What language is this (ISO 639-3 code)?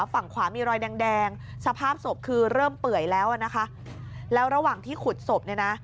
tha